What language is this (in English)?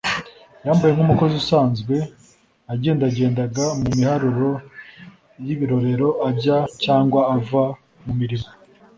Kinyarwanda